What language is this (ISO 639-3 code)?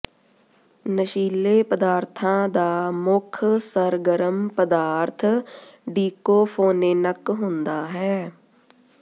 pan